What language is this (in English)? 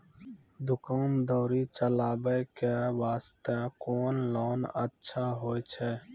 Maithili